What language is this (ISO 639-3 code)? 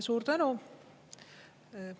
est